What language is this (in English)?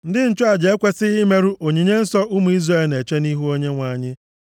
Igbo